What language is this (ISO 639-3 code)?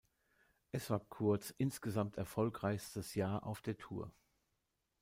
deu